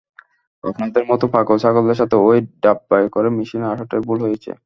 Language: Bangla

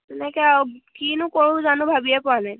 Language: Assamese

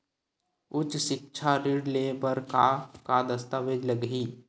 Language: Chhattisgarhi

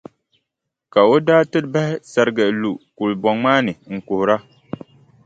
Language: Dagbani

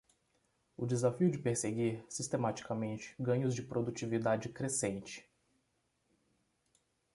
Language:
Portuguese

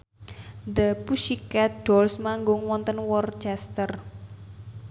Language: Javanese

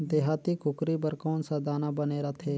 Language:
Chhattisgarhi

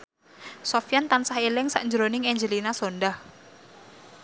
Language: Javanese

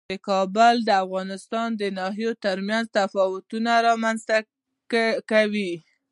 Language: Pashto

